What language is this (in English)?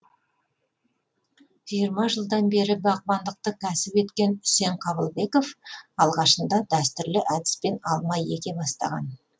Kazakh